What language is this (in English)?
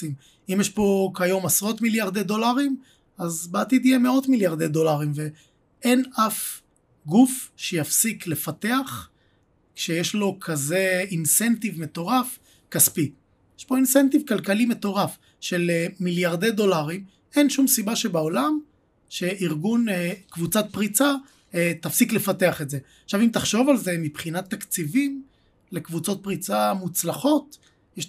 Hebrew